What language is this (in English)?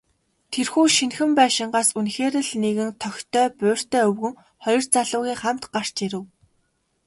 Mongolian